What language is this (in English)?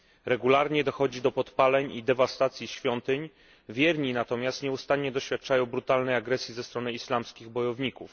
Polish